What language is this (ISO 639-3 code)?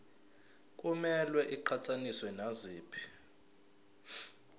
zul